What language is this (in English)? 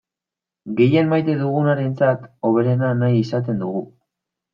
Basque